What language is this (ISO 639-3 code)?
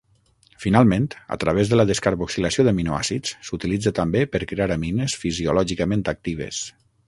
cat